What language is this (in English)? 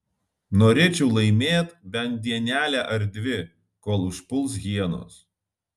Lithuanian